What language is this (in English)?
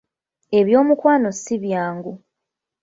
Ganda